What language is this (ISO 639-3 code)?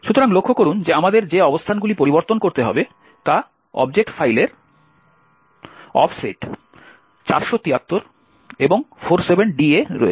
ben